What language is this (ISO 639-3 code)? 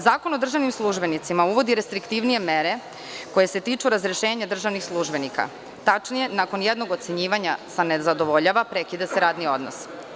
srp